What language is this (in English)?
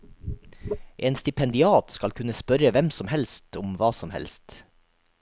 Norwegian